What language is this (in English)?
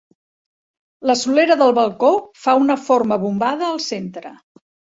Catalan